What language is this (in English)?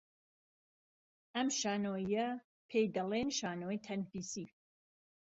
Central Kurdish